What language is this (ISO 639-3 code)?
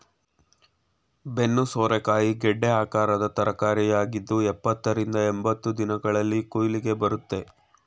kan